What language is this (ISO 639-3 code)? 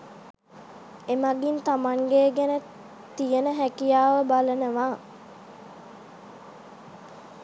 sin